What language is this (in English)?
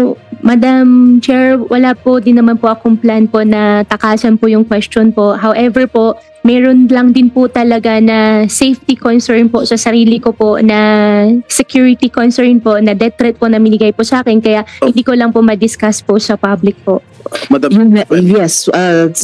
Filipino